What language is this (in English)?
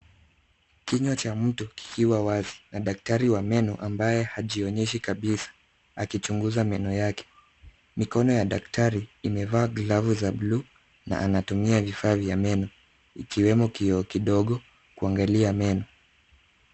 Swahili